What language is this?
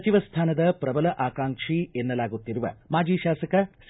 Kannada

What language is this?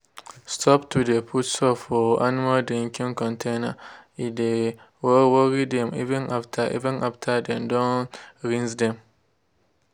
Nigerian Pidgin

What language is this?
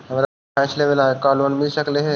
Magahi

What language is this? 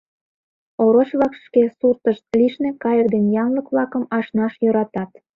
Mari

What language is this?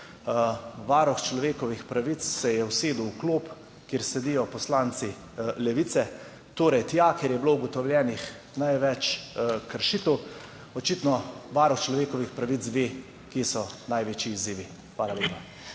Slovenian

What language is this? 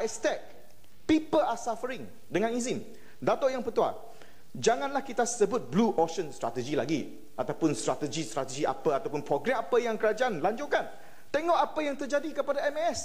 Malay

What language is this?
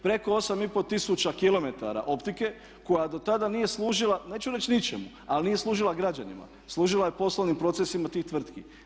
Croatian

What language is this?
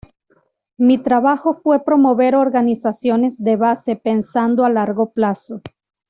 Spanish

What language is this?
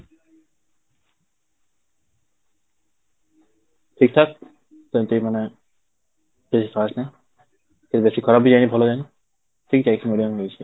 Odia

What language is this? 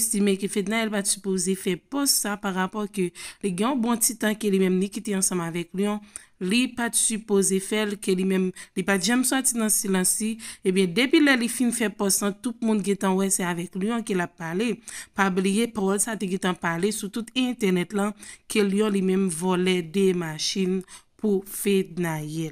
French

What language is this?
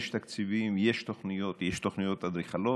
Hebrew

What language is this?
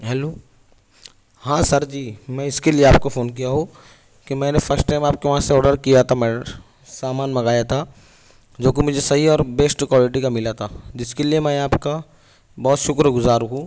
Urdu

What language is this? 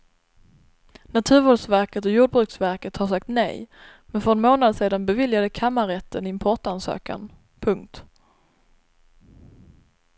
Swedish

